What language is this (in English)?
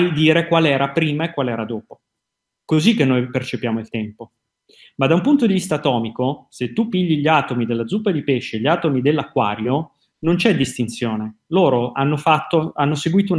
Italian